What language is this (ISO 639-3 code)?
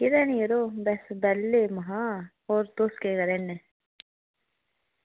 doi